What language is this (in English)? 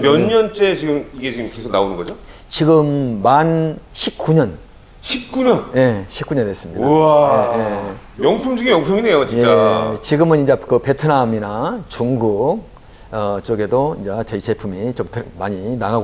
Korean